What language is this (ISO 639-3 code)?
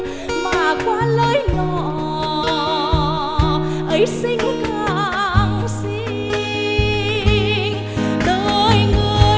vie